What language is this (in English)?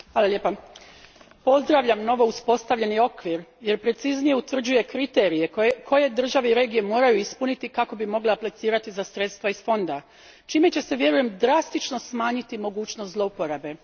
Croatian